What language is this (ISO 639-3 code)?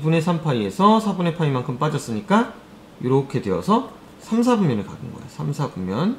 kor